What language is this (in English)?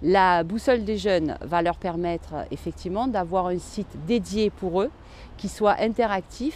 French